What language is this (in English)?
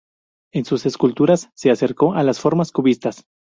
Spanish